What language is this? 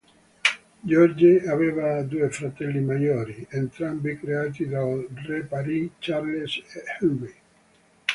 Italian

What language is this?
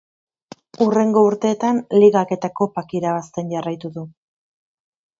Basque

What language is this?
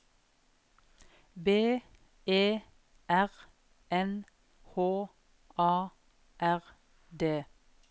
Norwegian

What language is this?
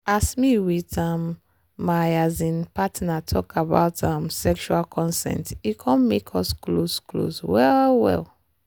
Nigerian Pidgin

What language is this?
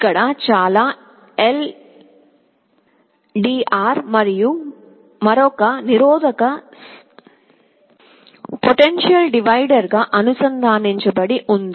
Telugu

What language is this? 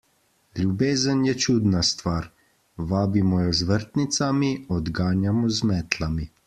Slovenian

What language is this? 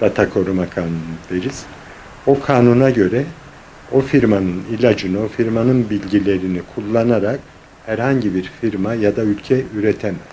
Turkish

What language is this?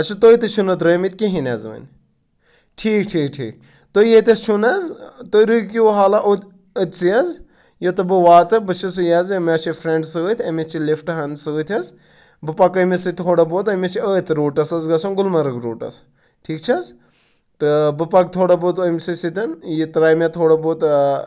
Kashmiri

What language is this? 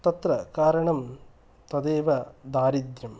Sanskrit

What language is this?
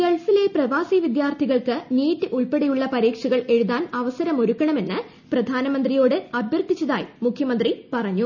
Malayalam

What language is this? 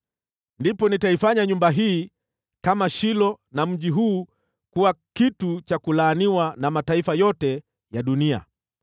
Swahili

